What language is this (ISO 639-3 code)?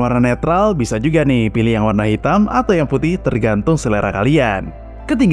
ind